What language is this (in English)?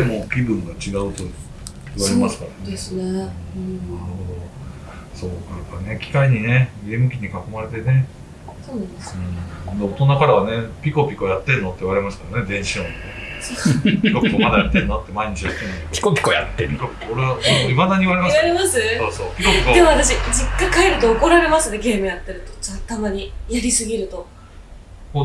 Japanese